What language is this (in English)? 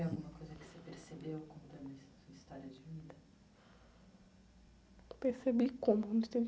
Portuguese